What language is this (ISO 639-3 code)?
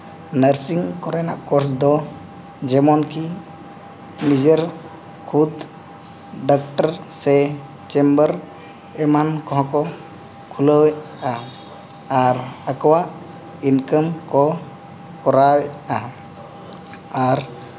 sat